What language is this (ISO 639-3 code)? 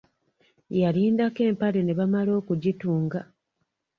lug